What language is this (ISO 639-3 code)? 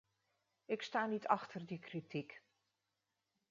nld